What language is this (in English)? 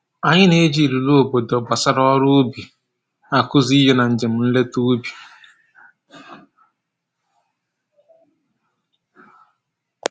Igbo